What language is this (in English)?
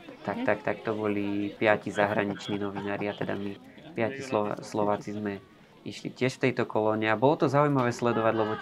Slovak